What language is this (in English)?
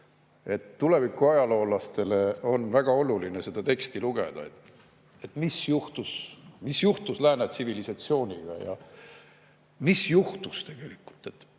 Estonian